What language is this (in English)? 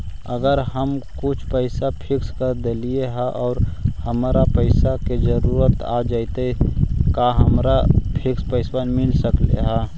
Magahi